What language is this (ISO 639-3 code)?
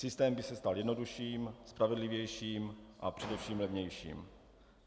ces